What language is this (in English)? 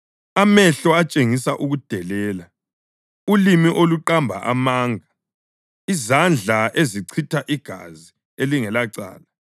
North Ndebele